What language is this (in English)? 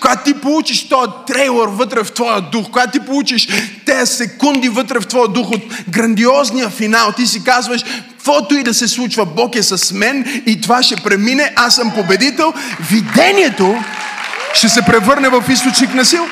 Bulgarian